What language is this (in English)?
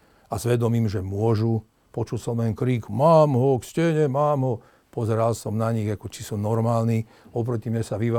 Slovak